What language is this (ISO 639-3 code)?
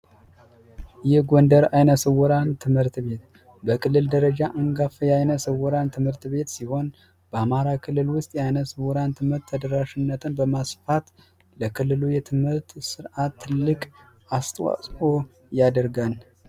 amh